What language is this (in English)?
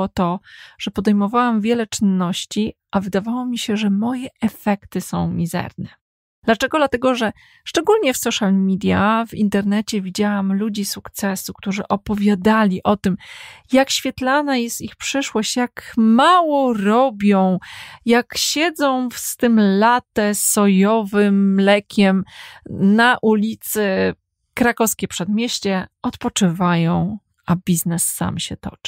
Polish